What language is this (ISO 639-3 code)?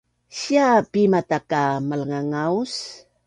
bnn